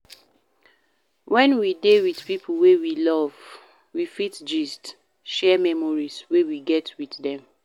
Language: Nigerian Pidgin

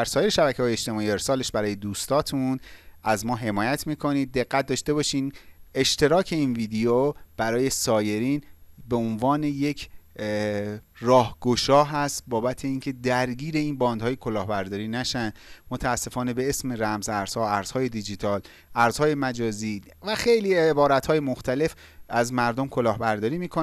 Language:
Persian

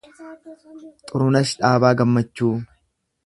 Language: Oromo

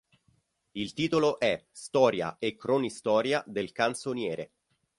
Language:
Italian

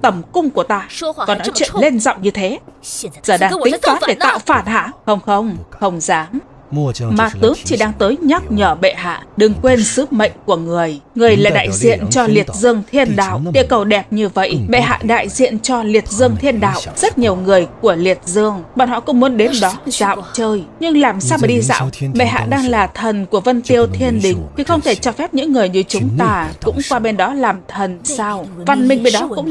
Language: Vietnamese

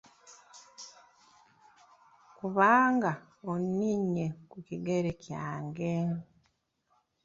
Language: Ganda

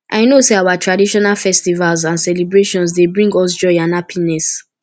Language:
Nigerian Pidgin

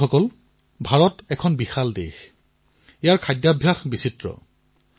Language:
Assamese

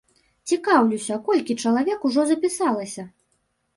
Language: Belarusian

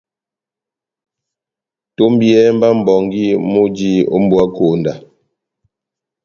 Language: Batanga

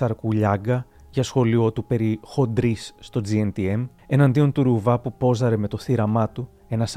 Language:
Greek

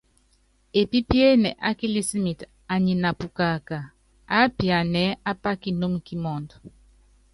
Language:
Yangben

